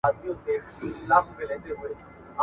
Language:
Pashto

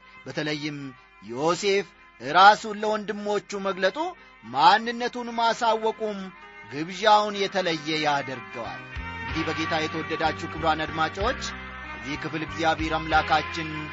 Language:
Amharic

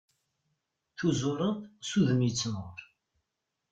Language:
Kabyle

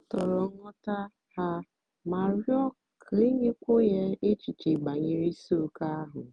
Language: Igbo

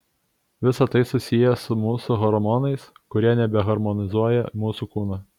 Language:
Lithuanian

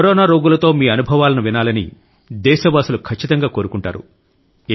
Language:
Telugu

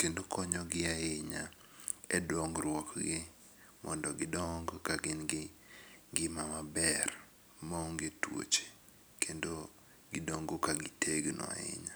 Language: Luo (Kenya and Tanzania)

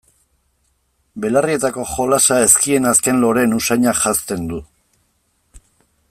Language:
Basque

